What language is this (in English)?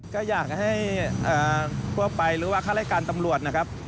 Thai